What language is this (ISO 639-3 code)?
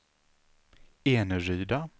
swe